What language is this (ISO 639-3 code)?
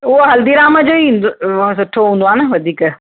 snd